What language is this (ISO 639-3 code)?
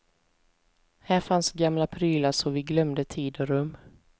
swe